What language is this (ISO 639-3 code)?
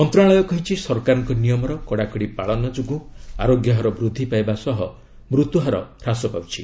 ori